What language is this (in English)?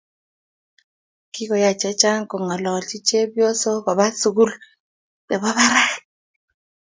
Kalenjin